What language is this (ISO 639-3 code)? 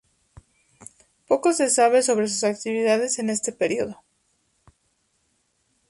spa